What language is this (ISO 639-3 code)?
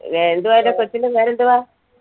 mal